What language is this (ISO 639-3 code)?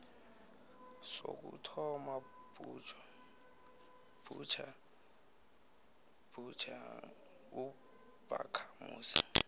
nbl